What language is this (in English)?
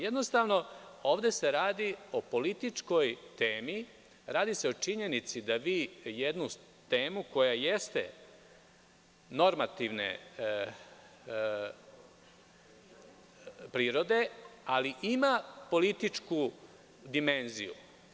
Serbian